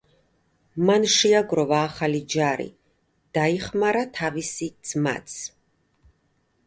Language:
Georgian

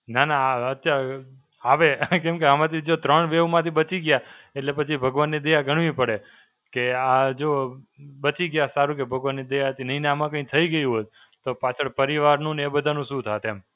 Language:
Gujarati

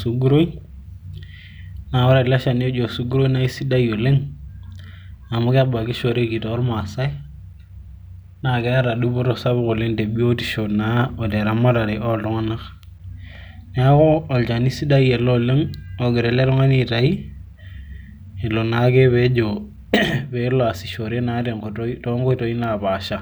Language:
Masai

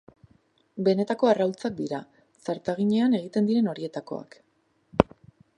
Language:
Basque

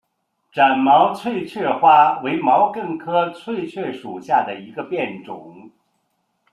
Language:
Chinese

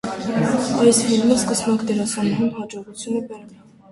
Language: Armenian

